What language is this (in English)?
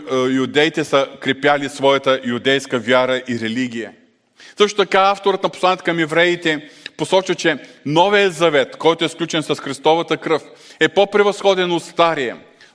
Bulgarian